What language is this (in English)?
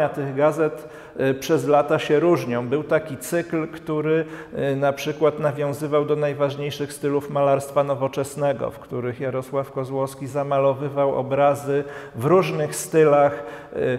Polish